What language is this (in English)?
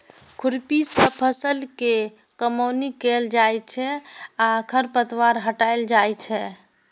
Maithili